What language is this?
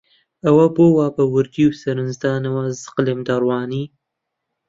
Central Kurdish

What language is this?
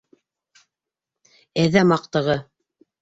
Bashkir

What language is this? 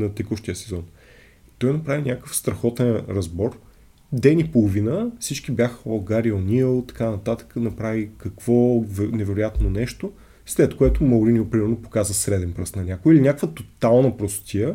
Bulgarian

